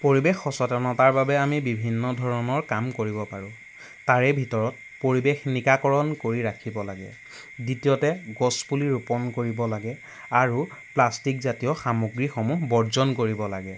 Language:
Assamese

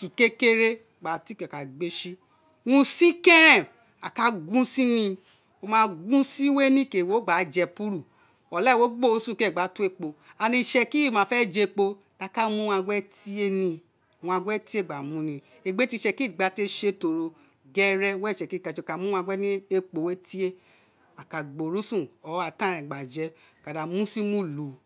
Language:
Isekiri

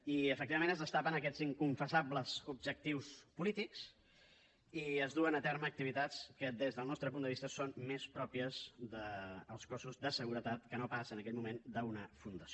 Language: Catalan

